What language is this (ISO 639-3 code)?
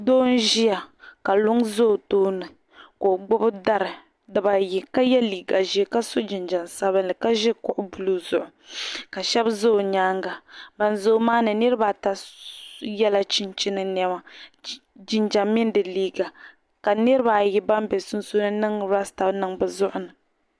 dag